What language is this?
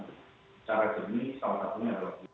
Indonesian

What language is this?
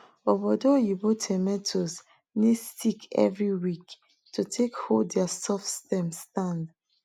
Nigerian Pidgin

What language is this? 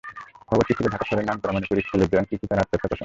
Bangla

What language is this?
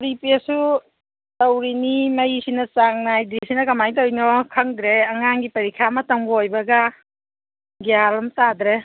Manipuri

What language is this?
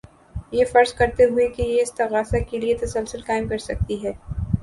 Urdu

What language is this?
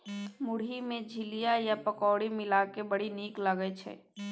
Maithili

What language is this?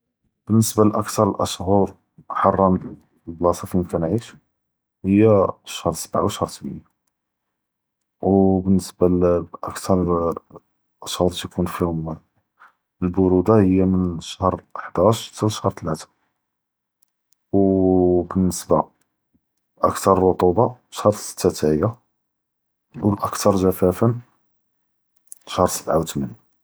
Judeo-Arabic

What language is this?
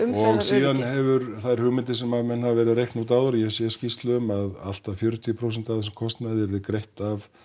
Icelandic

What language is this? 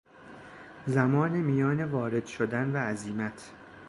Persian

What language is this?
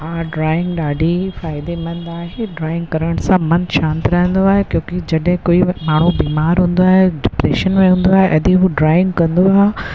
Sindhi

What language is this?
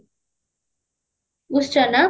Odia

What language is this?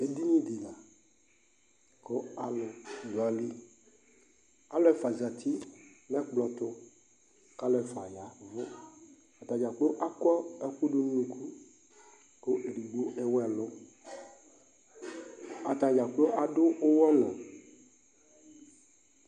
Ikposo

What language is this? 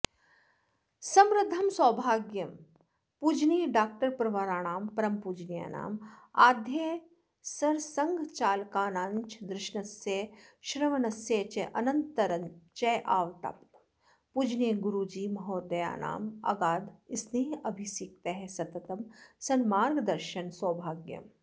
Sanskrit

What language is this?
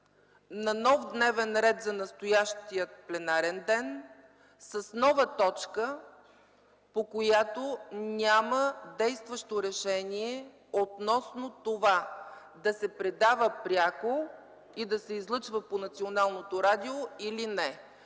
Bulgarian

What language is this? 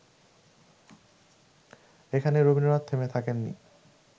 Bangla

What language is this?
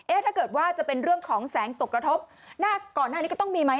Thai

